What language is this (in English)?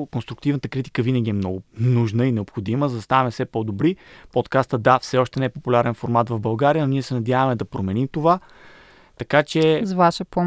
Bulgarian